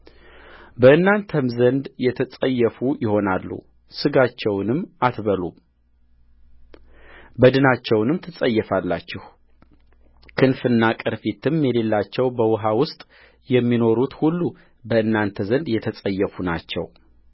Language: Amharic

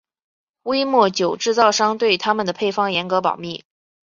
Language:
Chinese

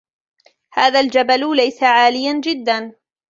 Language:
Arabic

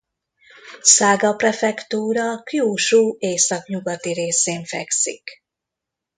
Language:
Hungarian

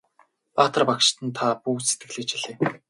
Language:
Mongolian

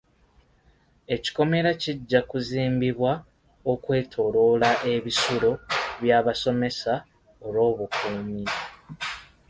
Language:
Ganda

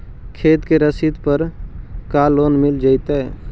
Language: Magahi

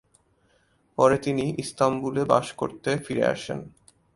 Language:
Bangla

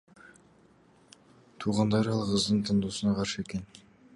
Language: Kyrgyz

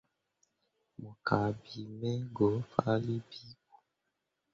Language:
Mundang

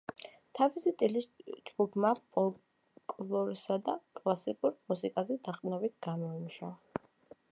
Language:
Georgian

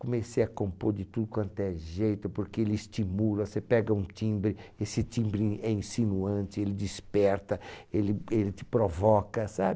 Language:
Portuguese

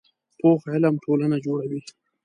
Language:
Pashto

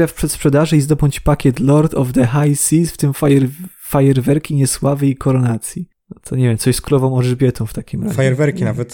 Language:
Polish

